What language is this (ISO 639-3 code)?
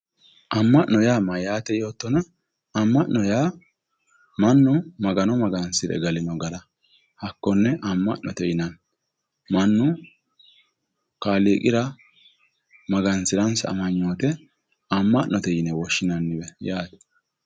sid